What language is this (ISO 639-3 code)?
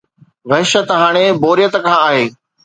snd